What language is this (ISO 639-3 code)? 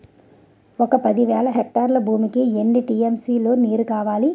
tel